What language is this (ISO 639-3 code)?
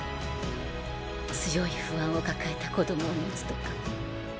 jpn